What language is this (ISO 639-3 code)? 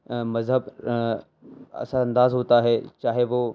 urd